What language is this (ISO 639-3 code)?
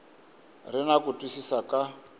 tso